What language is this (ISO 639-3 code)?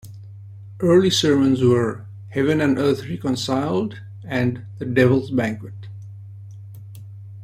eng